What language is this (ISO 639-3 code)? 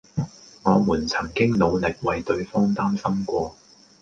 yue